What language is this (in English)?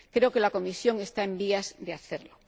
Spanish